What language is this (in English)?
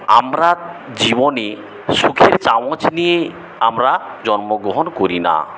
Bangla